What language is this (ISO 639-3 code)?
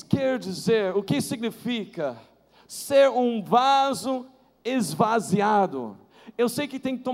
por